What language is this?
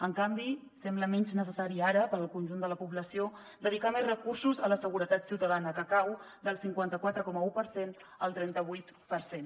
Catalan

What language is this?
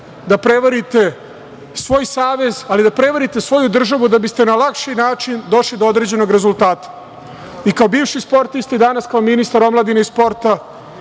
Serbian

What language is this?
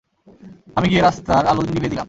Bangla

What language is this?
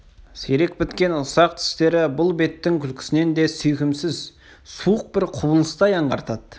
Kazakh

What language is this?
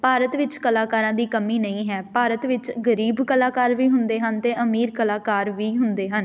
Punjabi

